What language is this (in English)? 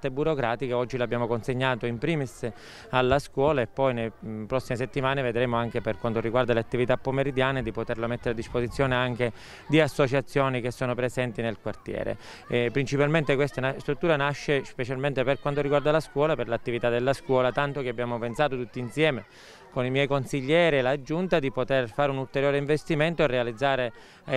Italian